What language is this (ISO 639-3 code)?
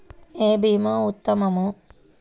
tel